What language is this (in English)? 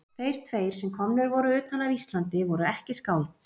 Icelandic